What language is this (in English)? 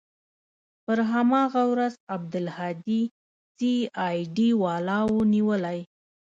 Pashto